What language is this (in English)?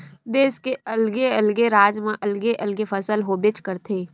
Chhattisgarhi